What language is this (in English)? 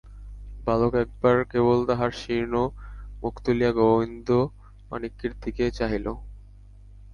Bangla